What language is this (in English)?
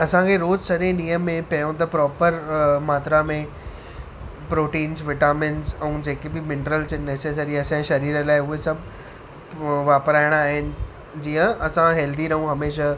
Sindhi